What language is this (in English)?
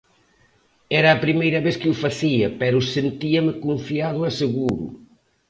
Galician